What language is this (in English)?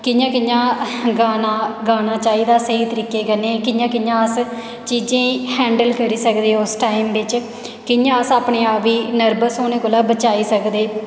Dogri